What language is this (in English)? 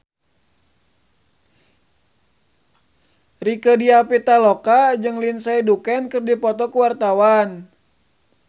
Sundanese